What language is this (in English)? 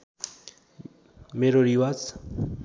Nepali